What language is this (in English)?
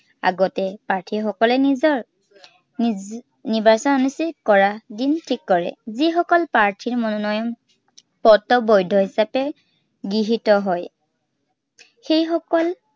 Assamese